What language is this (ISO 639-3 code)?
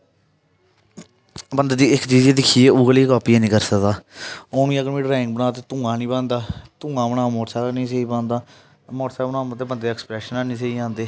doi